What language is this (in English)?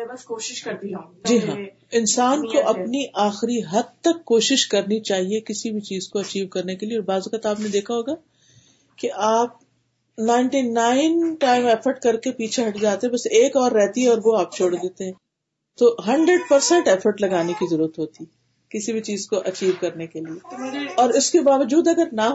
Urdu